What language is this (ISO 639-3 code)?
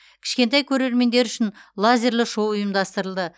kaz